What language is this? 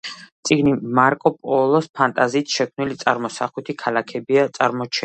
Georgian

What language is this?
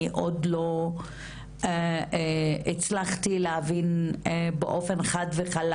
Hebrew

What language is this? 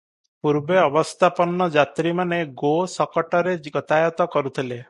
Odia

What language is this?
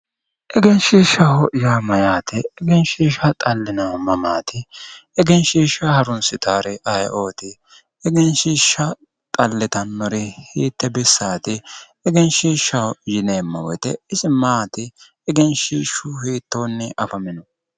Sidamo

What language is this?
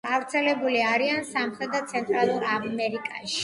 Georgian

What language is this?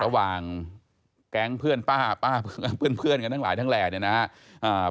Thai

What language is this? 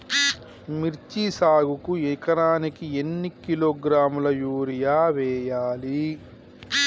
Telugu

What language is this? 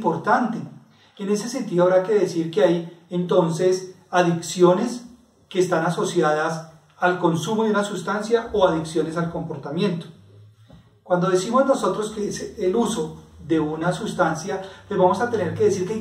Spanish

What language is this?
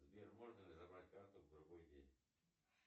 Russian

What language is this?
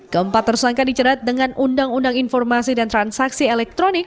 Indonesian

